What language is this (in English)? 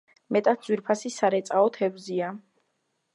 Georgian